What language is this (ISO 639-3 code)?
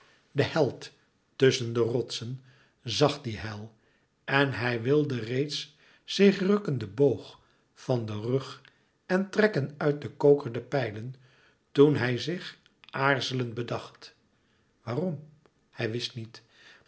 nld